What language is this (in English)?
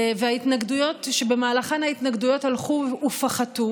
Hebrew